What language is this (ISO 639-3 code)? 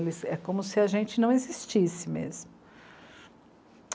por